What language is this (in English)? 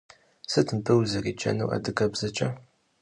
Kabardian